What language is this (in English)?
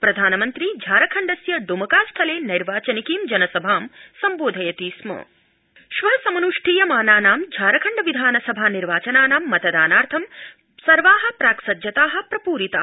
Sanskrit